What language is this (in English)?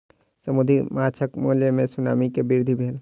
Maithili